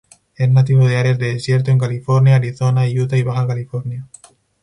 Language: Spanish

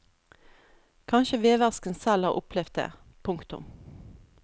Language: Norwegian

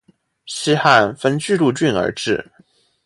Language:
Chinese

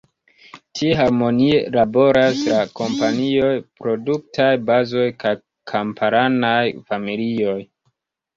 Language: Esperanto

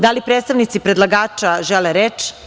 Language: Serbian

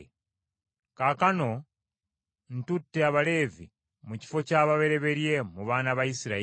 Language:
Ganda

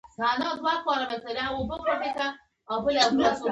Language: Pashto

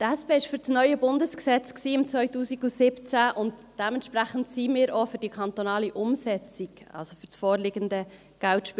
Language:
Swiss German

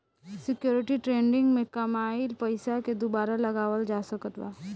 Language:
Bhojpuri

